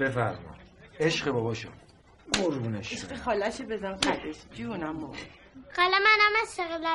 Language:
Persian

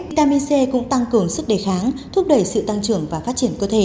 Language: Vietnamese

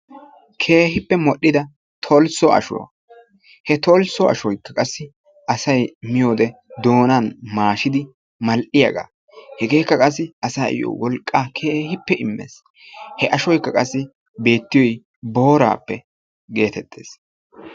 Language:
Wolaytta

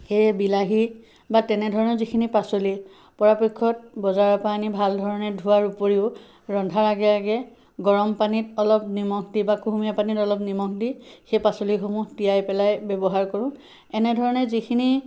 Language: Assamese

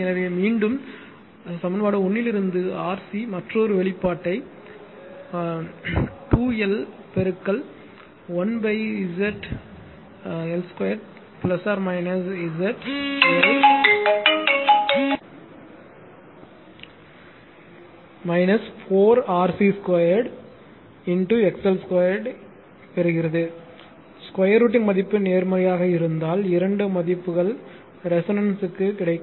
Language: Tamil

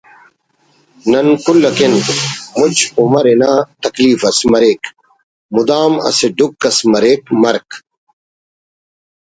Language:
Brahui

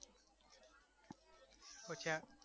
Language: Gujarati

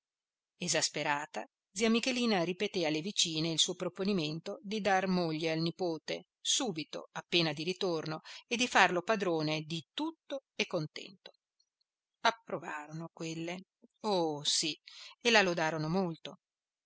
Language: Italian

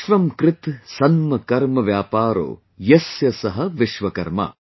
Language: English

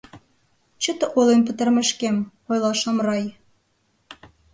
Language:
Mari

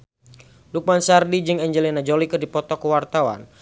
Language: Sundanese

